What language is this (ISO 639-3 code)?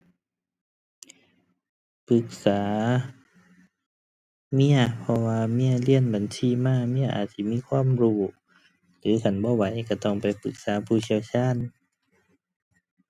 tha